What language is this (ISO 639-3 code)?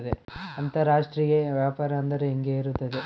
kan